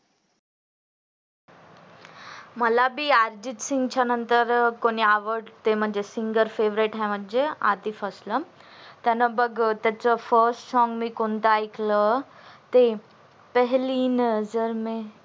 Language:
Marathi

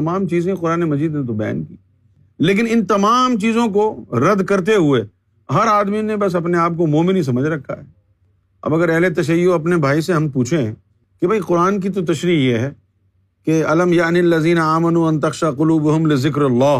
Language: Urdu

